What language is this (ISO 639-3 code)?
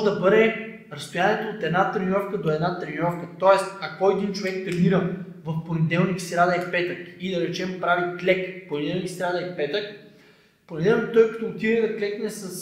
bul